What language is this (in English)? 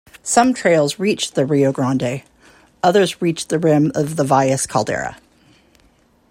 English